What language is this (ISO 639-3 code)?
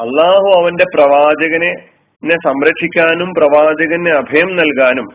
mal